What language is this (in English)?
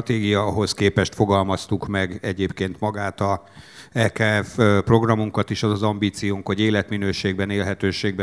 Hungarian